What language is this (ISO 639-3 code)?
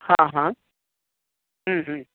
san